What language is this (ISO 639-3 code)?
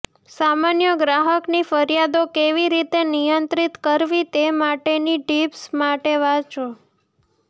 guj